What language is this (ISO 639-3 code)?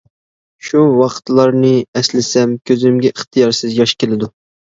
uig